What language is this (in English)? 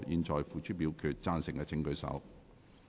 Cantonese